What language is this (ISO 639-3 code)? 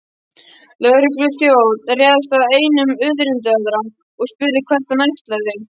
isl